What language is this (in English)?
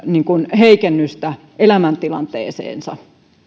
Finnish